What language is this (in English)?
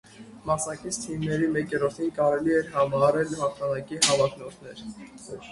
Armenian